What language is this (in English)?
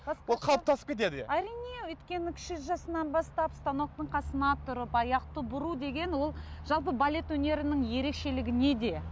Kazakh